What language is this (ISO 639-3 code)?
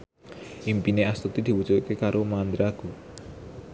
jav